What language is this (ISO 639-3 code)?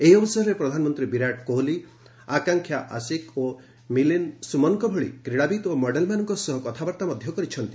ori